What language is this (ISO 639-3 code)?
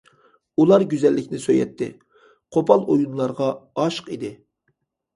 uig